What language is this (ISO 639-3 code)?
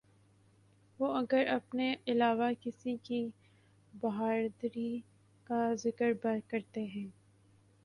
urd